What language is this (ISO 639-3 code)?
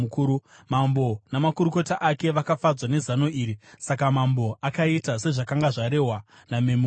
sna